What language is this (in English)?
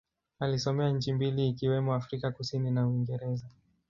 Swahili